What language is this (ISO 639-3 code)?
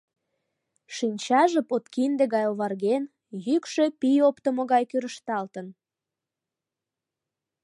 chm